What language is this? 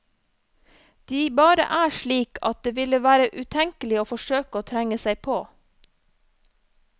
Norwegian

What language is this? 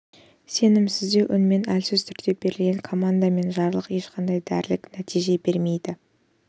Kazakh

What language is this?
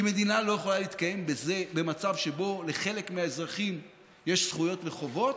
Hebrew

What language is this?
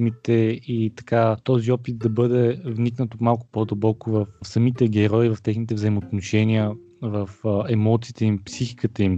Bulgarian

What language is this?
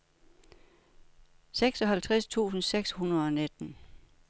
Danish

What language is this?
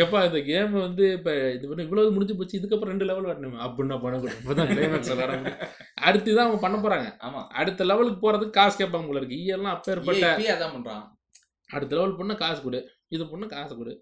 Tamil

